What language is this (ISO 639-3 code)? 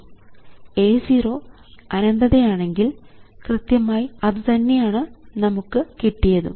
mal